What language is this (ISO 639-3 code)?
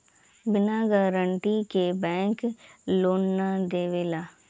bho